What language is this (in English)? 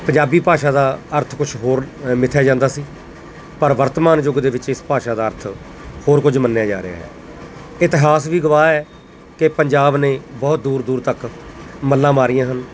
Punjabi